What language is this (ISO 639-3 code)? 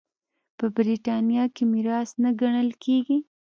pus